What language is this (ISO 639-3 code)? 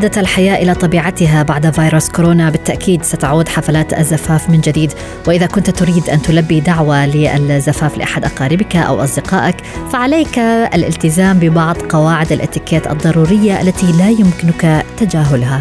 ara